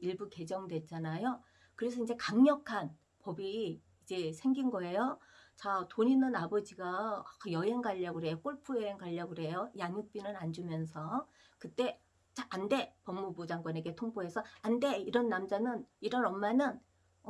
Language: Korean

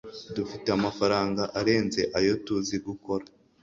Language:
Kinyarwanda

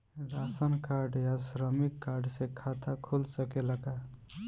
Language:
Bhojpuri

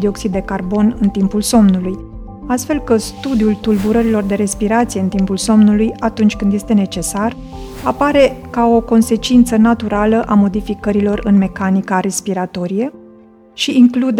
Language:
Romanian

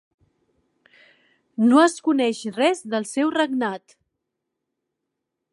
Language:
Catalan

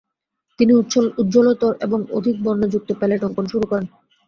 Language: Bangla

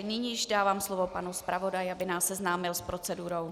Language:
Czech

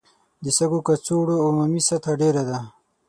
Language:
Pashto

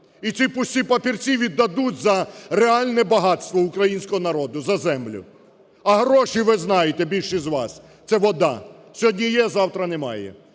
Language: Ukrainian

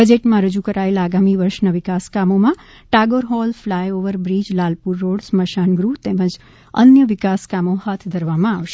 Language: Gujarati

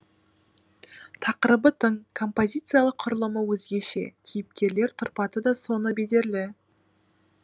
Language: Kazakh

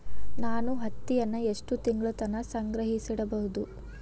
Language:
Kannada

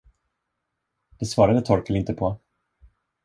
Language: Swedish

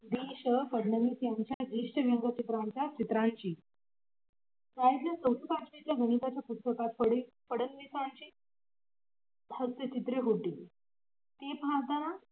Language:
Marathi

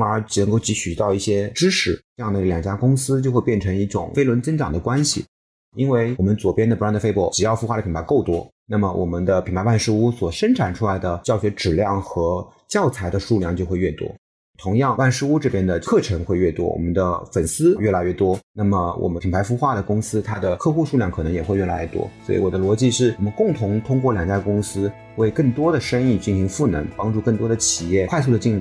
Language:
Chinese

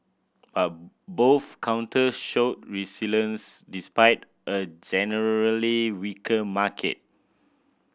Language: English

